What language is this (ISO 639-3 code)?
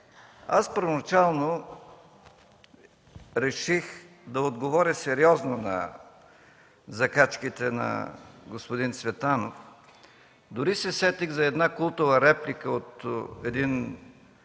bul